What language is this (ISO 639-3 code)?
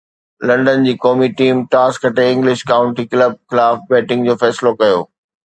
snd